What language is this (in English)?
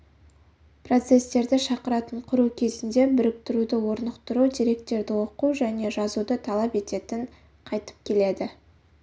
Kazakh